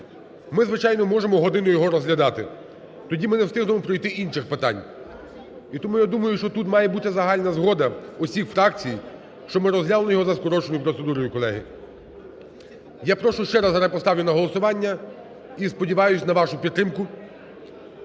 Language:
Ukrainian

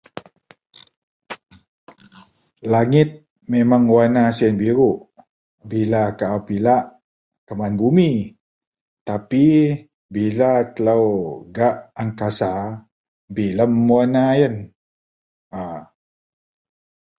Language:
Central Melanau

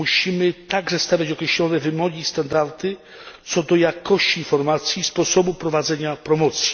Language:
Polish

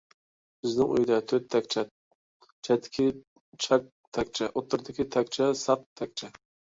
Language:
Uyghur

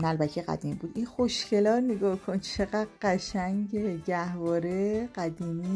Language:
Persian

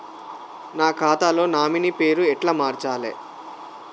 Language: Telugu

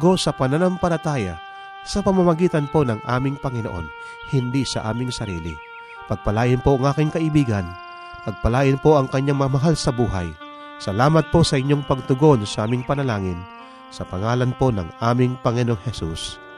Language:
Filipino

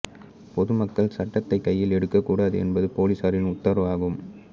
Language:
Tamil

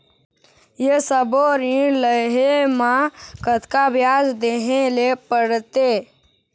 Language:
Chhattisgarhi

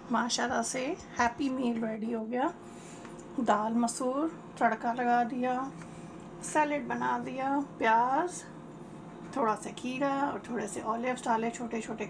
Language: Hindi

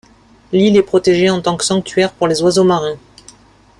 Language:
French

